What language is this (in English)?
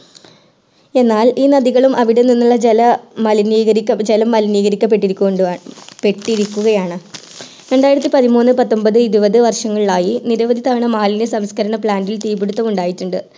Malayalam